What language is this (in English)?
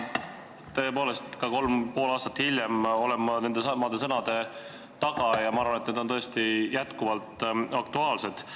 Estonian